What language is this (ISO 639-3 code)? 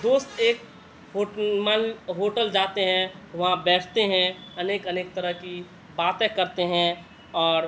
urd